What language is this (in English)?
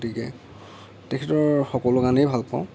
Assamese